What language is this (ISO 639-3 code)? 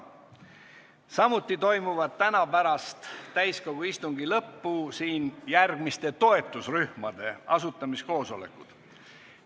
est